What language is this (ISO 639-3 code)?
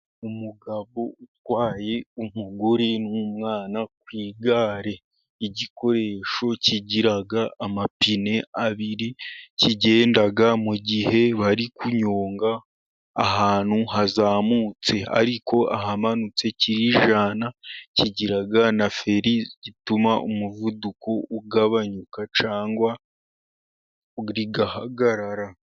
kin